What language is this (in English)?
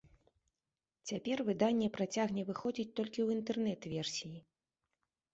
Belarusian